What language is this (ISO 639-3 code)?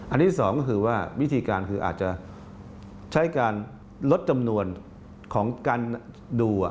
tha